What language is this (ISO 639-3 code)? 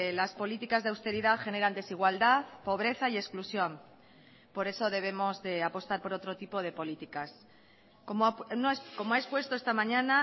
spa